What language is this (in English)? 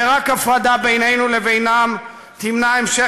Hebrew